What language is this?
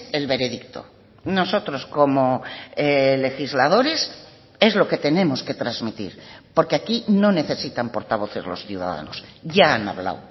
Spanish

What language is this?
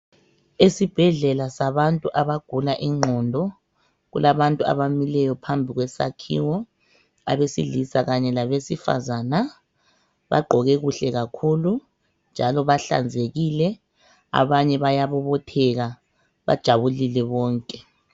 North Ndebele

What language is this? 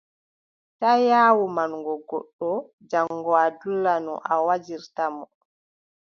Adamawa Fulfulde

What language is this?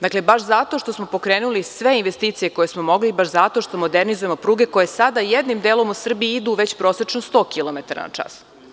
Serbian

